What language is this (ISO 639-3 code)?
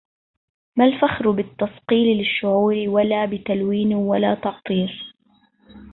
ara